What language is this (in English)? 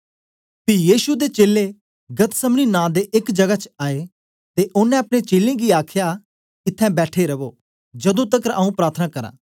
Dogri